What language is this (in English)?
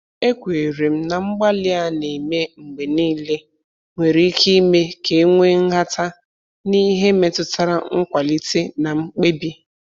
Igbo